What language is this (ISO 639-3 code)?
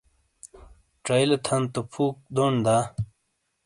scl